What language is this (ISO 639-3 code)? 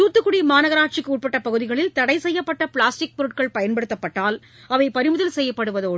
tam